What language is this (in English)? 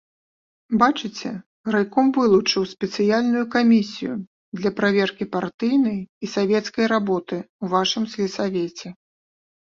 Belarusian